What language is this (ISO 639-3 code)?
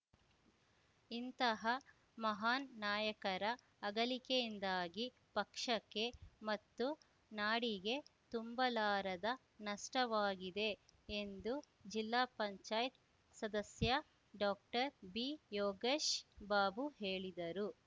kan